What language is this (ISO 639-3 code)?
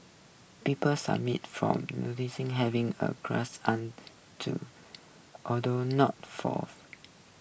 eng